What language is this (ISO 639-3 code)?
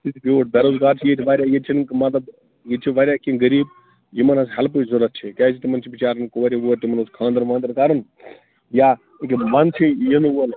kas